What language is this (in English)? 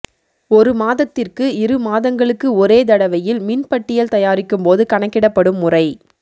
Tamil